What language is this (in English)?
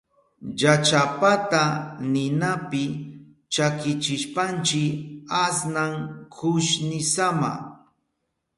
Southern Pastaza Quechua